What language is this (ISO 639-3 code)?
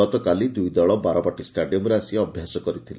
ori